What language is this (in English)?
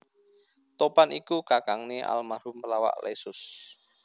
Javanese